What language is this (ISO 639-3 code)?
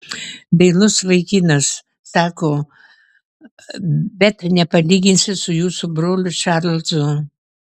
lit